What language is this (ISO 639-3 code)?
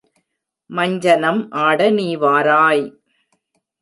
tam